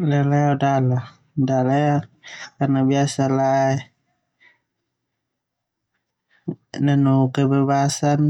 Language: Termanu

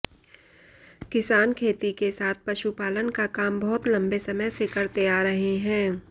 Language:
Hindi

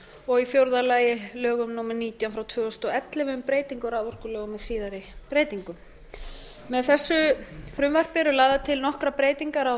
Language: Icelandic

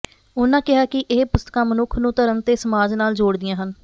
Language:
Punjabi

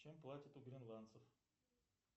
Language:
Russian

